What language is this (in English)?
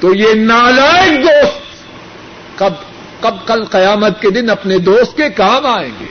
Urdu